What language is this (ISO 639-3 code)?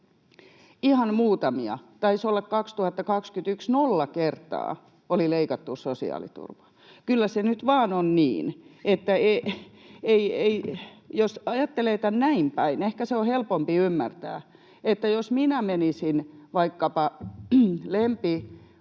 fin